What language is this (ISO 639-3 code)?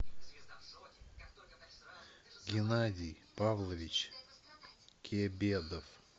rus